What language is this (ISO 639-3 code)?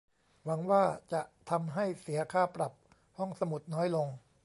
tha